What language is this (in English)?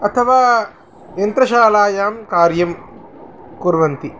Sanskrit